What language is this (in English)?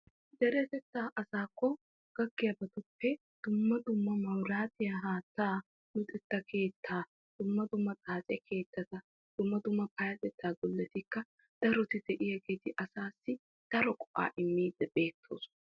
Wolaytta